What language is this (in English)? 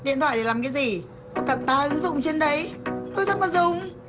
Vietnamese